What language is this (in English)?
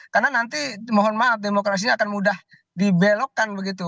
Indonesian